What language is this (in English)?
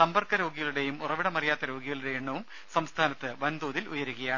Malayalam